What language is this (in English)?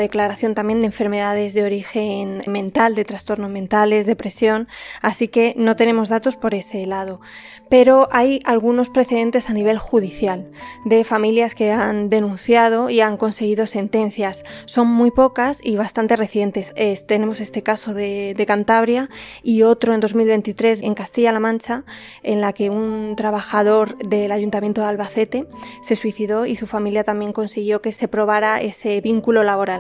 Spanish